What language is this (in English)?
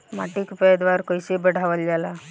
Bhojpuri